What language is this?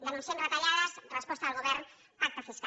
Catalan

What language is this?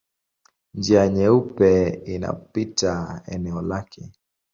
Swahili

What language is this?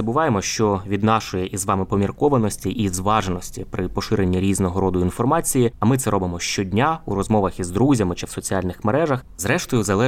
Ukrainian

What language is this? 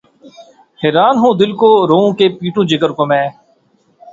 Urdu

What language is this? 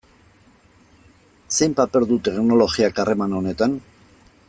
Basque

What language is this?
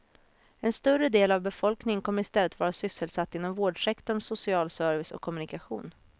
Swedish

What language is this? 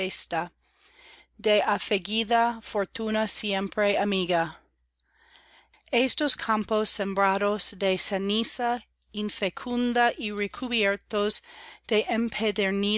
Spanish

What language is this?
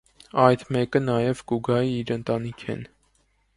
Armenian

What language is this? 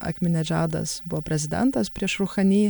Lithuanian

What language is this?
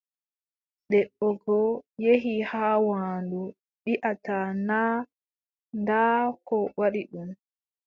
Adamawa Fulfulde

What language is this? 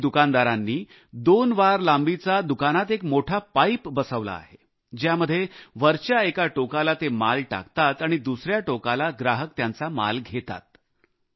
Marathi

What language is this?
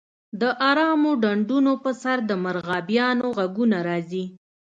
Pashto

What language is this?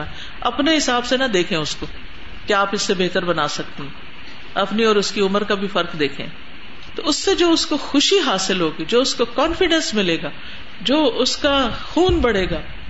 Urdu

